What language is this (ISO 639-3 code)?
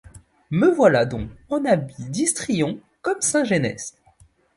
fra